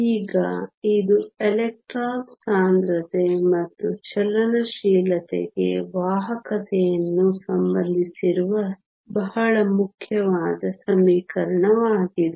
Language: Kannada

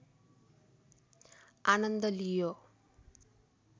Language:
Nepali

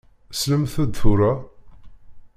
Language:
Kabyle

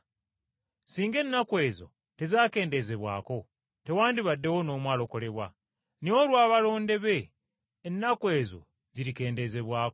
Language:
Ganda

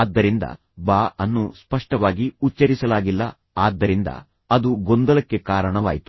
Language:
Kannada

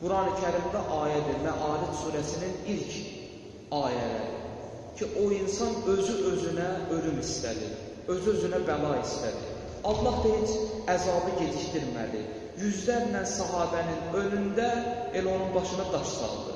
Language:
Turkish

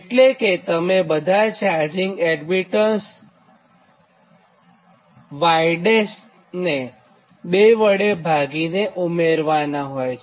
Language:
Gujarati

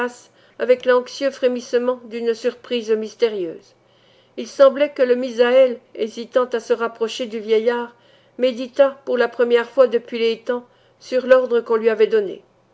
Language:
French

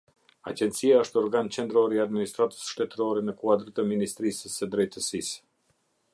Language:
Albanian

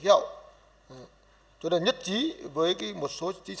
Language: Vietnamese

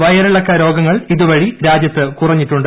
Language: Malayalam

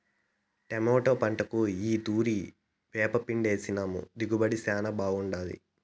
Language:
Telugu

